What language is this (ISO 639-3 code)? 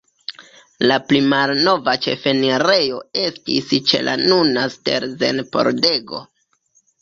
epo